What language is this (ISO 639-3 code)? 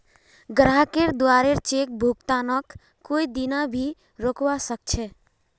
mag